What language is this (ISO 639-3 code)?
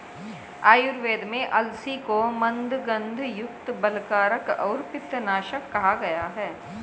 hin